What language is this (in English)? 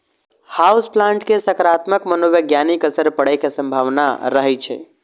Maithili